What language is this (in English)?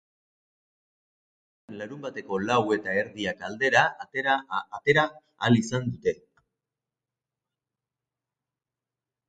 Basque